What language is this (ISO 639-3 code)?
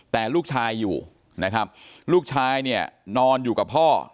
tha